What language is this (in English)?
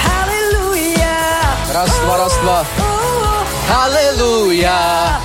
Czech